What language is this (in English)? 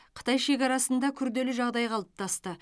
Kazakh